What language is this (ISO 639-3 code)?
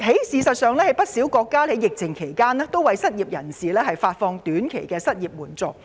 yue